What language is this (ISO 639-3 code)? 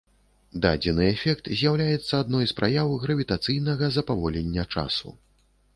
bel